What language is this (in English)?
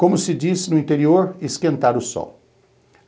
Portuguese